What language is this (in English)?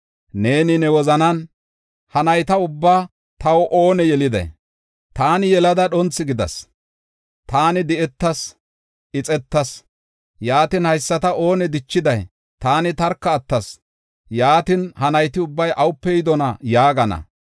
Gofa